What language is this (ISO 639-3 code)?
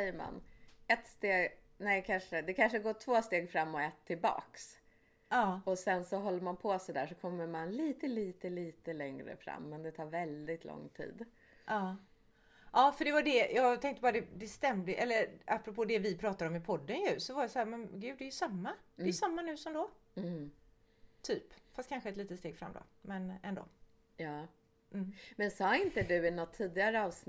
swe